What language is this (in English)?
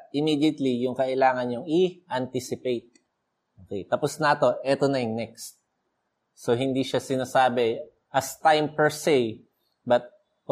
Filipino